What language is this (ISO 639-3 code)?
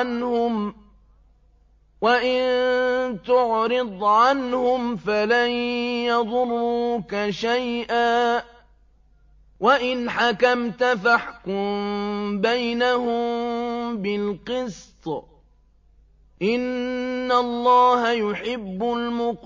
ara